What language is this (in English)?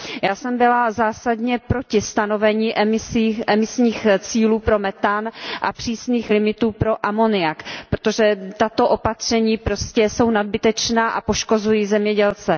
Czech